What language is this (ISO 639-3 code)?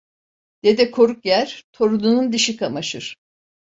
tur